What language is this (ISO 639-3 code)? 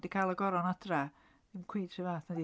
cym